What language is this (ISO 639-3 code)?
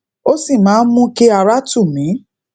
yor